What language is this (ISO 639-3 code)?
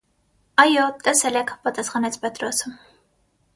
hye